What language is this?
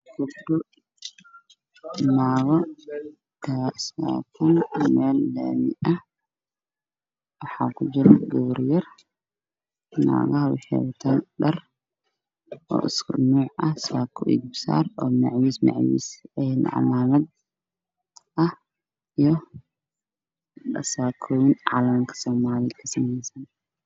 Somali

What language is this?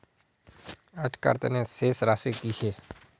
Magahi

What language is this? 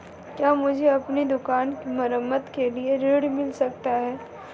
Hindi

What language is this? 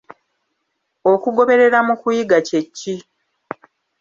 Ganda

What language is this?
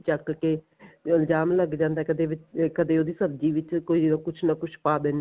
Punjabi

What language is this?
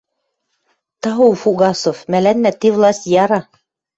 Western Mari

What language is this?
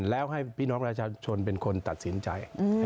Thai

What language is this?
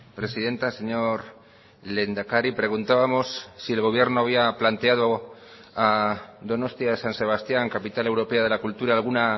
Spanish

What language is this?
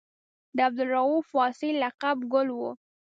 Pashto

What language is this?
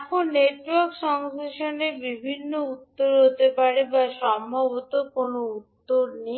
Bangla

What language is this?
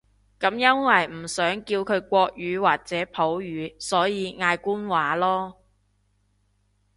Cantonese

